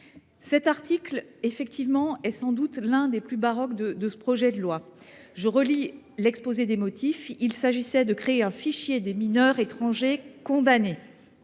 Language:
French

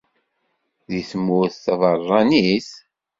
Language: Kabyle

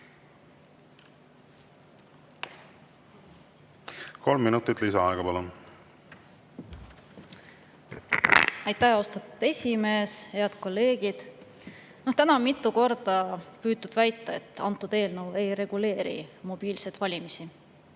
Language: Estonian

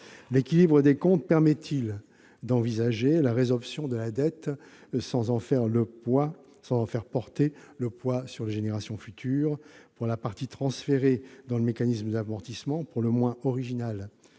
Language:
French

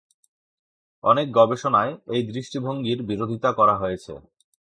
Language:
Bangla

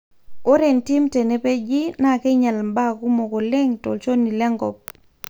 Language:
Masai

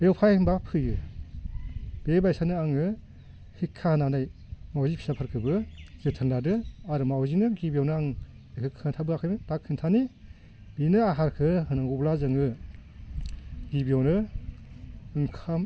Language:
Bodo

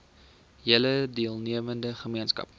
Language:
Afrikaans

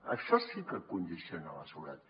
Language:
Catalan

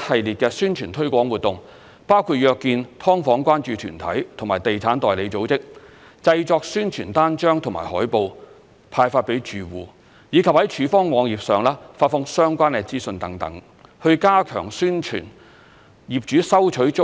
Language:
Cantonese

